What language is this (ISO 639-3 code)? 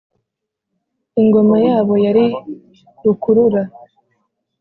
kin